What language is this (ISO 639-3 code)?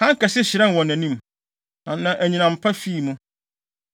aka